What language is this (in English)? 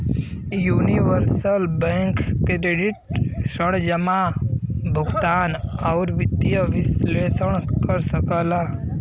Bhojpuri